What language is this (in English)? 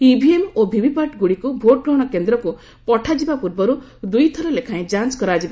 Odia